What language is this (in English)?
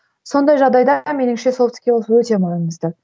Kazakh